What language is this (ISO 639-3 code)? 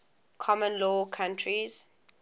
eng